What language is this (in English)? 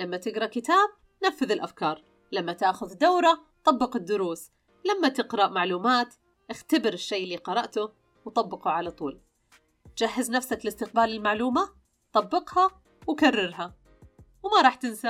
Arabic